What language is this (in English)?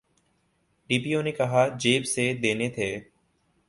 Urdu